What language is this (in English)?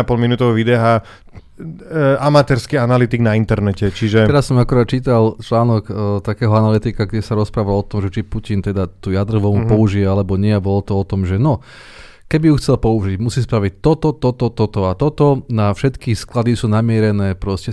Slovak